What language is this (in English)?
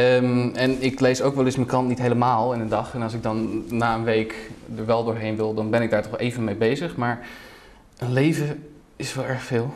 Dutch